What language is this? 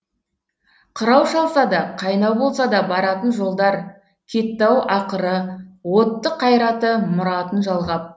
Kazakh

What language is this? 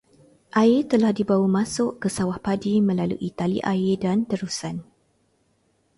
Malay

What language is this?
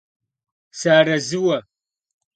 Kabardian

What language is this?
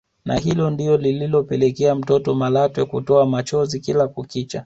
Swahili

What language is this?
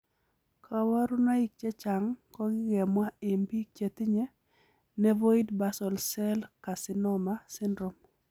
Kalenjin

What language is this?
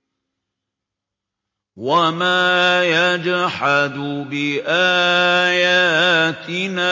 Arabic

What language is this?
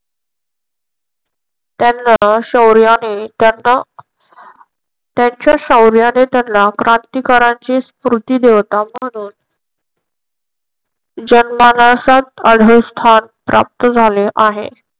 Marathi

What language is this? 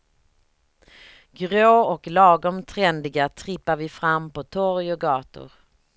Swedish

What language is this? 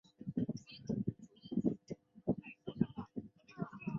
Chinese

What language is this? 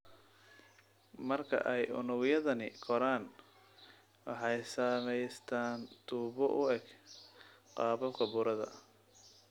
Somali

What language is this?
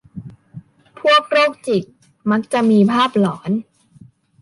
Thai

